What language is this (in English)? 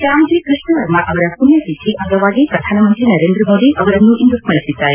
Kannada